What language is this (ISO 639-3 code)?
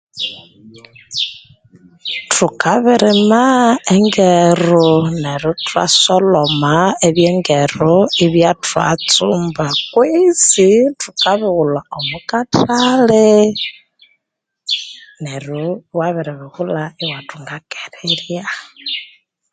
koo